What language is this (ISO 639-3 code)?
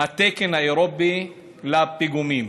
heb